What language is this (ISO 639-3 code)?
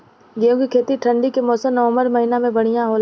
bho